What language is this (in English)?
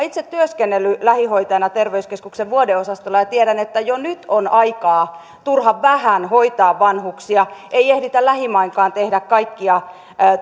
Finnish